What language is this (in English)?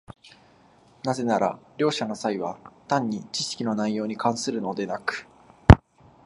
Japanese